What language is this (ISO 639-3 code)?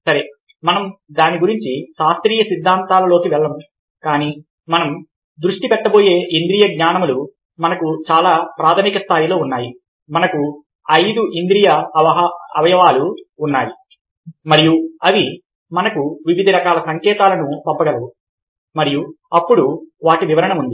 tel